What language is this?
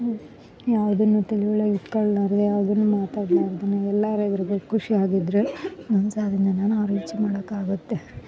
Kannada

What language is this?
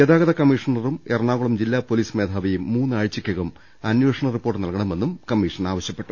Malayalam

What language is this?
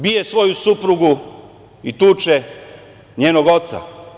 Serbian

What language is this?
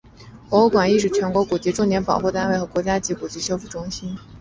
Chinese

